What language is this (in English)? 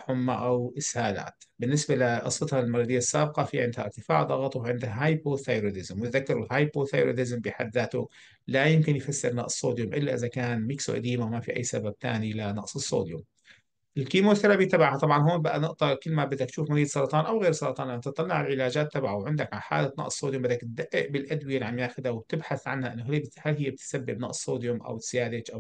Arabic